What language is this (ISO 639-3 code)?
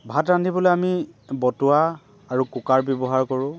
asm